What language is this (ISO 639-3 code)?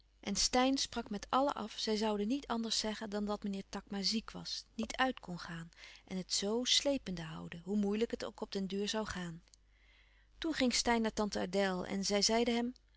nld